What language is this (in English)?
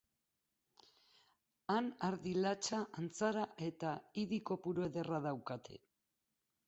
Basque